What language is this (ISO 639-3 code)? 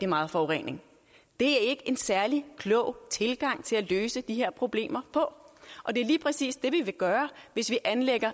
dan